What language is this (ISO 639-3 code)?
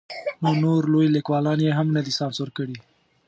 pus